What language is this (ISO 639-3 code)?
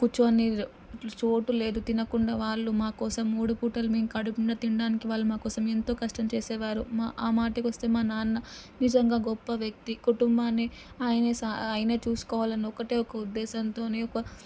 tel